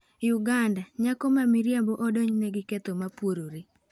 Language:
Luo (Kenya and Tanzania)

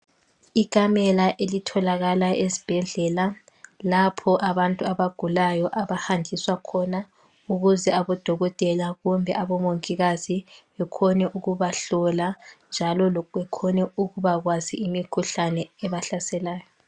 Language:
North Ndebele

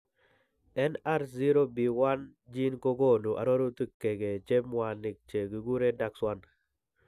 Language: Kalenjin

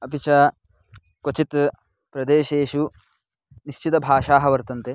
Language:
Sanskrit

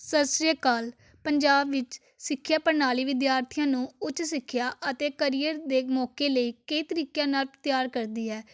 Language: Punjabi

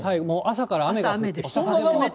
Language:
Japanese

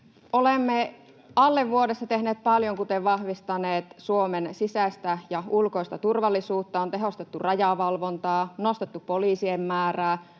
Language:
Finnish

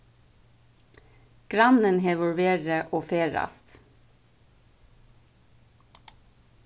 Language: Faroese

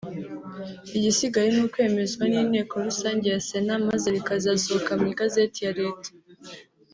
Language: Kinyarwanda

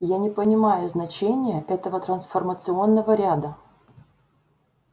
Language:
Russian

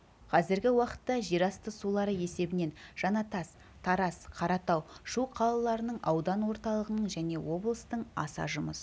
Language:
Kazakh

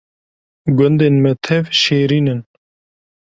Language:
Kurdish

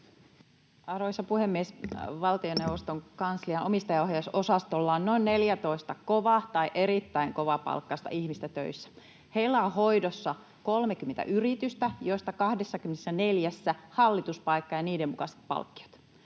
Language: Finnish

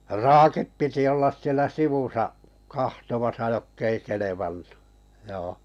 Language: Finnish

